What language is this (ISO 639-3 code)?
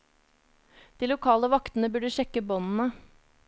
nor